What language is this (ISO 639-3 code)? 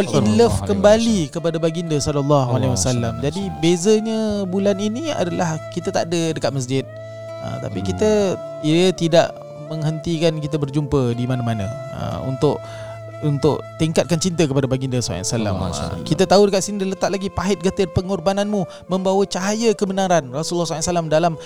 msa